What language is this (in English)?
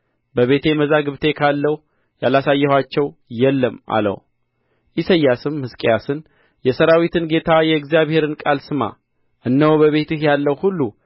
Amharic